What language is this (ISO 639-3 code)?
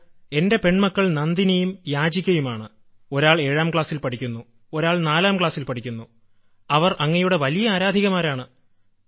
mal